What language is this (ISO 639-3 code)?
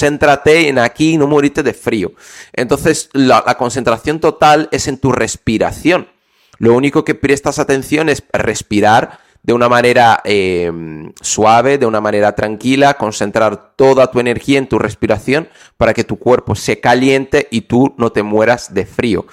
spa